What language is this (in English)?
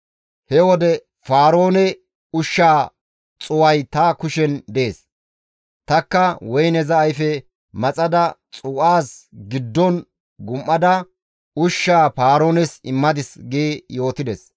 Gamo